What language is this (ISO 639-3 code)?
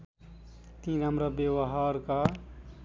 nep